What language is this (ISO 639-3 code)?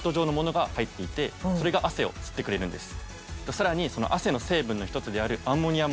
jpn